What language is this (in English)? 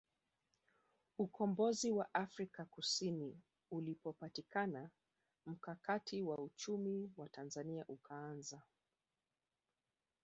Swahili